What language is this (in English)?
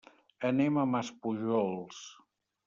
Catalan